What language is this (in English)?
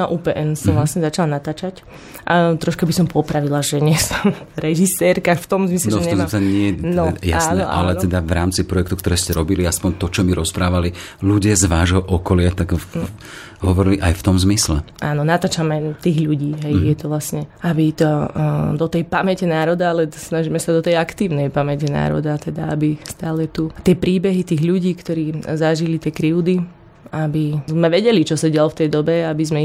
Slovak